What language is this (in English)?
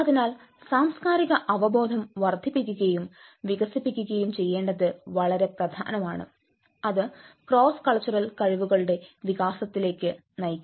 Malayalam